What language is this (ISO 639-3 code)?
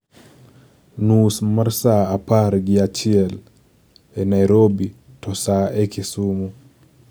luo